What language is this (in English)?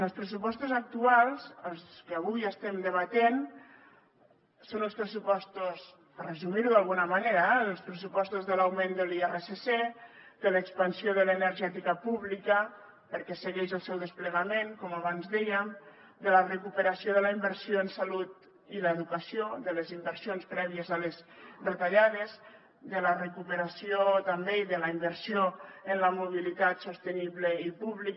Catalan